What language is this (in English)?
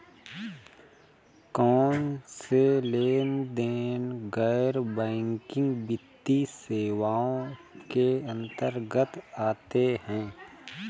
Hindi